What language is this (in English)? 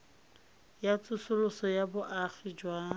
Tswana